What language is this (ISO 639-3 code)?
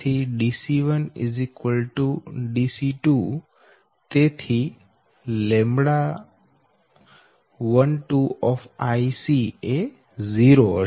guj